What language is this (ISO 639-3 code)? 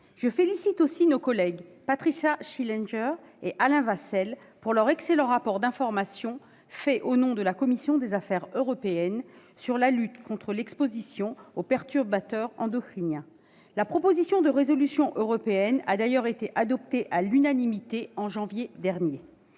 fra